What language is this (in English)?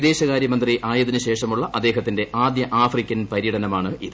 Malayalam